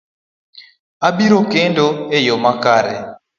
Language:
Luo (Kenya and Tanzania)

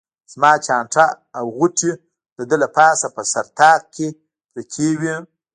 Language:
Pashto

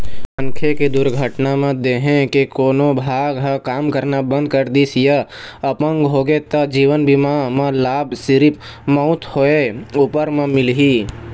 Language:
Chhattisgarhi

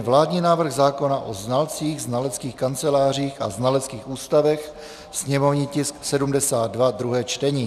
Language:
Czech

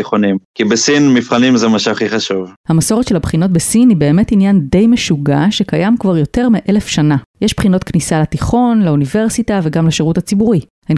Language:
Hebrew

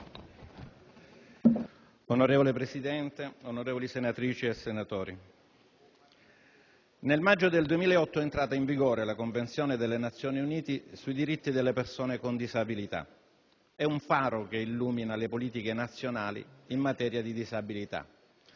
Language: Italian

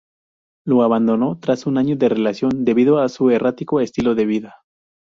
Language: Spanish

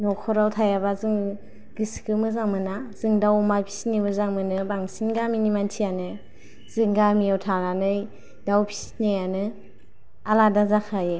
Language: Bodo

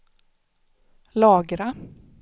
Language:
Swedish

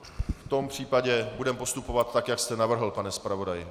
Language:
Czech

